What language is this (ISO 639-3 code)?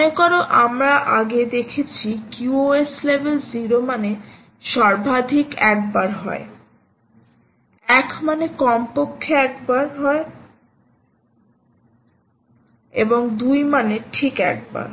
ben